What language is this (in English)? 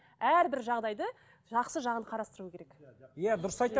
Kazakh